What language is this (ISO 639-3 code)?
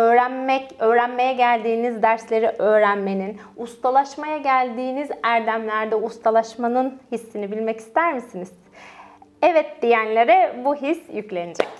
tur